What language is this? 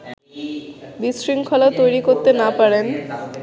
Bangla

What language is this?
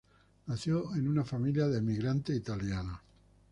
Spanish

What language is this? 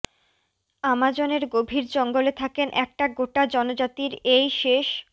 Bangla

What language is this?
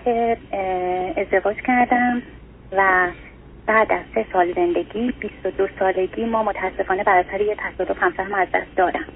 Persian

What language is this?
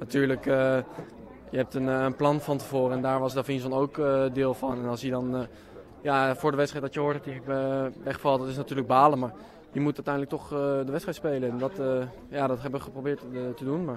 Dutch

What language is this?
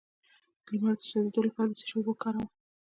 Pashto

